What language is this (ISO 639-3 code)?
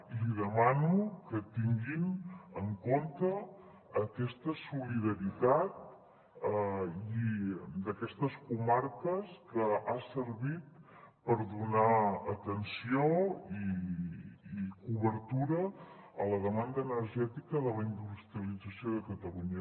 cat